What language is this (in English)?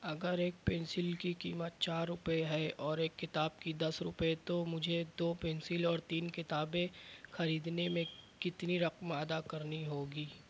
Urdu